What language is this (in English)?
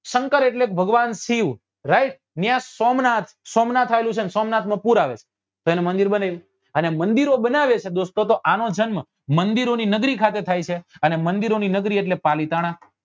Gujarati